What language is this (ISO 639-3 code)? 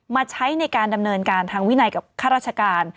tha